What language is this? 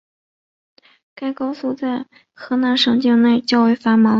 Chinese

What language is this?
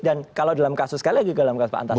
Indonesian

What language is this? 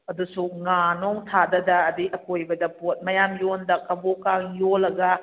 Manipuri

